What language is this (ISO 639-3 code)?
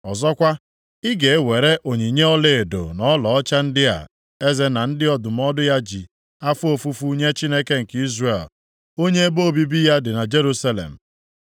ibo